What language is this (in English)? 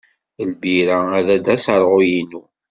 Kabyle